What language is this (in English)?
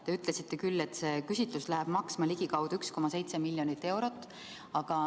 Estonian